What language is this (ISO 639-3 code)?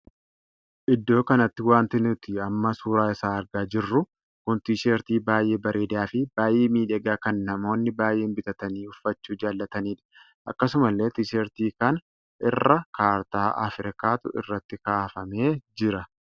orm